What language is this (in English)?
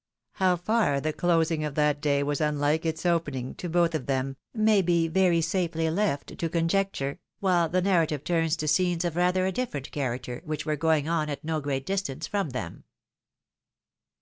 English